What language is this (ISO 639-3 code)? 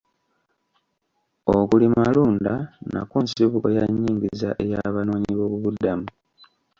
lug